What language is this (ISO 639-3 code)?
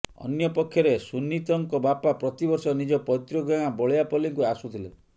ori